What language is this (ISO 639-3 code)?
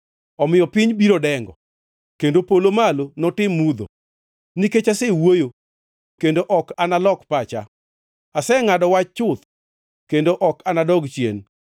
luo